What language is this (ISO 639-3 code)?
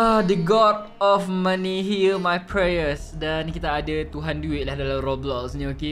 msa